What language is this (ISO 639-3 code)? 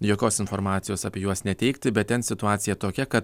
lit